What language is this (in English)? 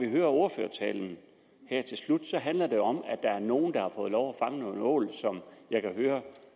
Danish